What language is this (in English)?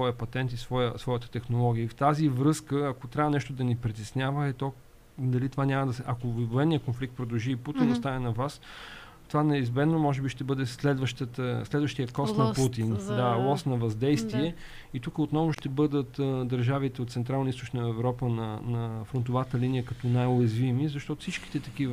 Bulgarian